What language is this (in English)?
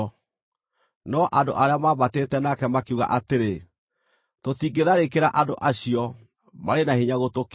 Kikuyu